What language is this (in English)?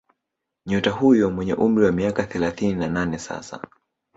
Swahili